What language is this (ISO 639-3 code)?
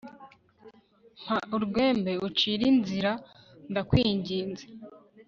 kin